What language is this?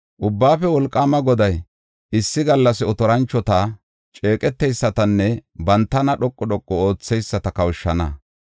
Gofa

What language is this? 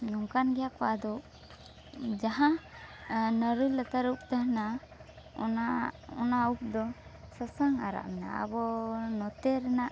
Santali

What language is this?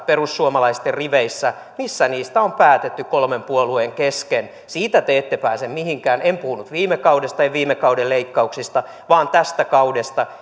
Finnish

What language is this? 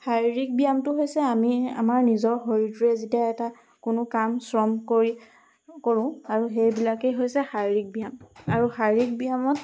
Assamese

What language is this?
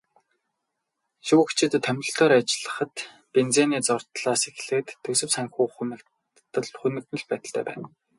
Mongolian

